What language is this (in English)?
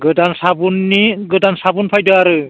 Bodo